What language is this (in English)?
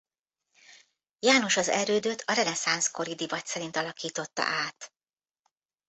Hungarian